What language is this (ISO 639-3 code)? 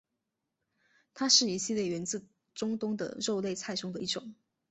zho